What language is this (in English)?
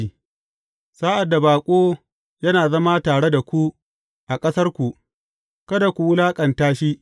Hausa